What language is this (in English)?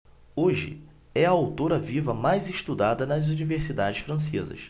Portuguese